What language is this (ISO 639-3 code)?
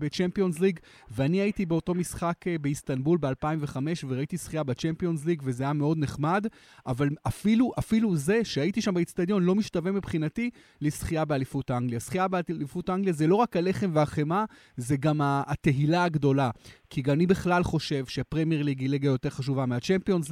heb